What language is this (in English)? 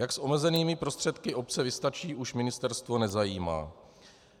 Czech